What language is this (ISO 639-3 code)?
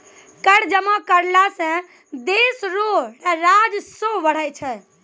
mai